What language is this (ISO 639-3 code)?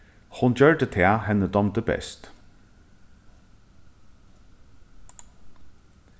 fao